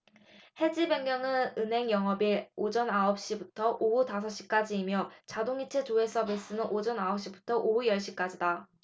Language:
Korean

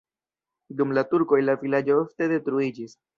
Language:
Esperanto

